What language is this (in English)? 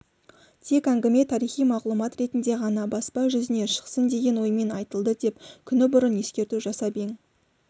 Kazakh